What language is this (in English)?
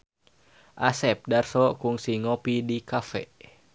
Sundanese